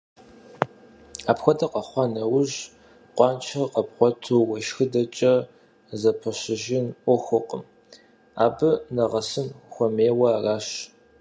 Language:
Kabardian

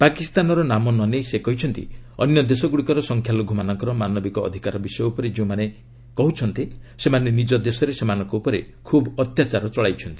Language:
Odia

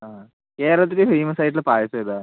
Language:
Malayalam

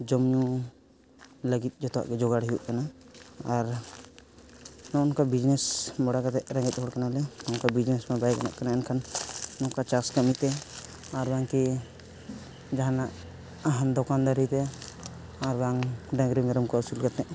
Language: Santali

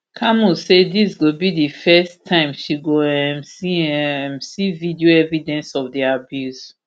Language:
Nigerian Pidgin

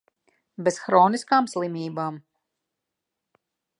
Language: Latvian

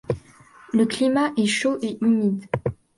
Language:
French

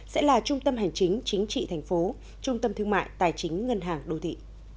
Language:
Vietnamese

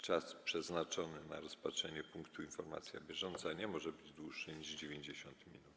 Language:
Polish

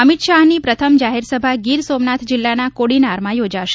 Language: Gujarati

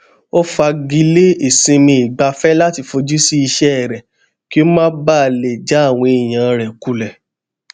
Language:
Yoruba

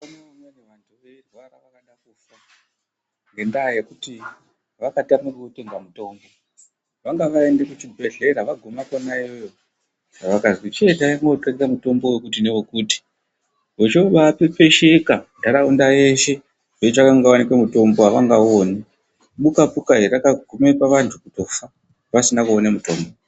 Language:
Ndau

